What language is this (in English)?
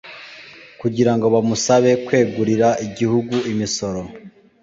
Kinyarwanda